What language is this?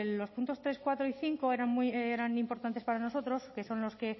Spanish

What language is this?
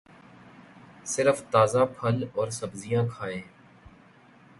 Urdu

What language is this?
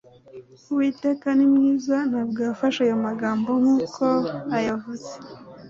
Kinyarwanda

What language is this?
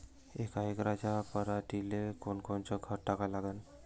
Marathi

